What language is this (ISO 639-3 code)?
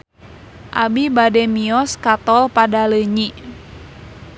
sun